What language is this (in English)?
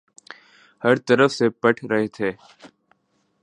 Urdu